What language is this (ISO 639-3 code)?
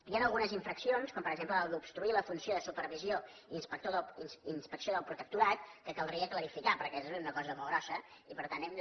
cat